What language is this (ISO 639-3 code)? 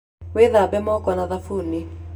kik